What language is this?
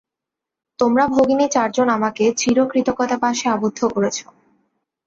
Bangla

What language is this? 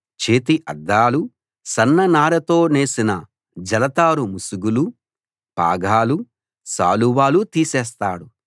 Telugu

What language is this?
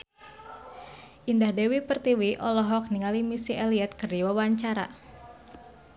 Sundanese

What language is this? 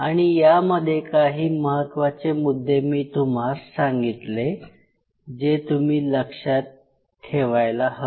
Marathi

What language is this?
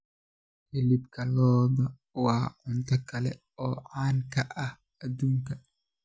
Somali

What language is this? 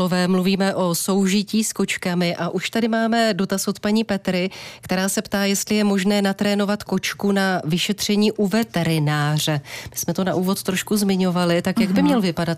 Czech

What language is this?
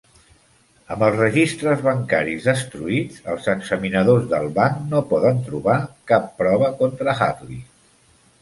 Catalan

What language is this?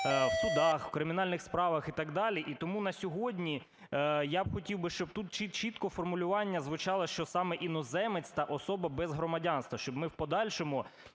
Ukrainian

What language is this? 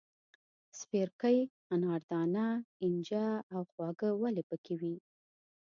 Pashto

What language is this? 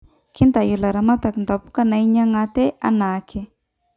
Masai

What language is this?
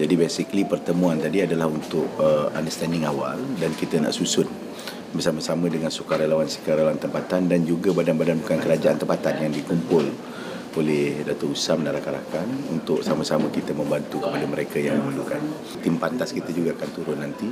Malay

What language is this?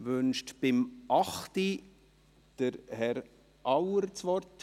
Swiss German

